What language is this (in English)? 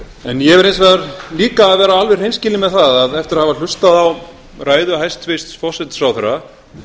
Icelandic